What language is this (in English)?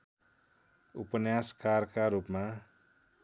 Nepali